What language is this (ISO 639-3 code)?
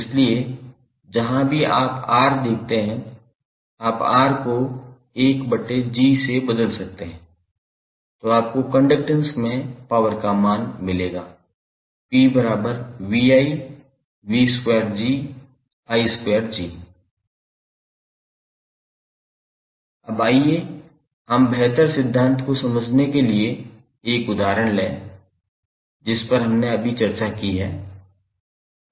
hin